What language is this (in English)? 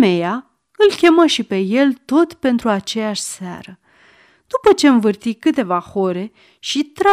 Romanian